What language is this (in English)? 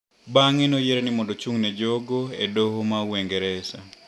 Luo (Kenya and Tanzania)